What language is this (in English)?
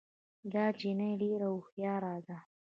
Pashto